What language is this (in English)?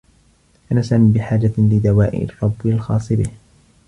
Arabic